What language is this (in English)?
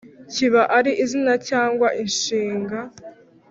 Kinyarwanda